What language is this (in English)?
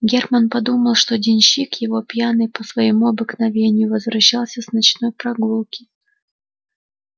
Russian